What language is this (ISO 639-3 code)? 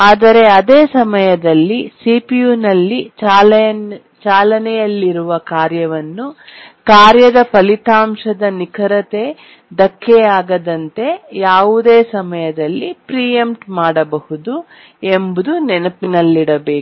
kan